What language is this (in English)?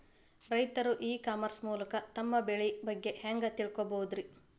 Kannada